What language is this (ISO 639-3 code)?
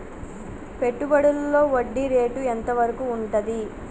tel